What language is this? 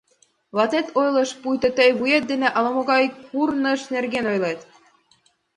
Mari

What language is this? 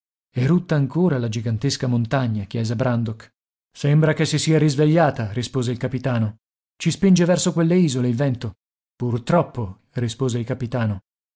Italian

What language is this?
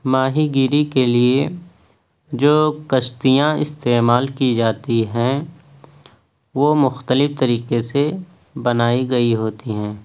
Urdu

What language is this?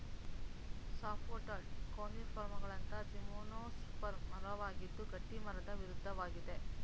Kannada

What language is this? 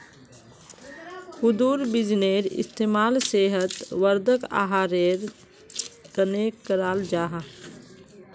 Magahi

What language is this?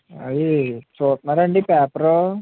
Telugu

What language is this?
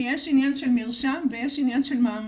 Hebrew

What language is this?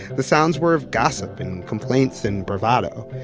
English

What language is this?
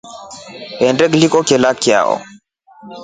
Rombo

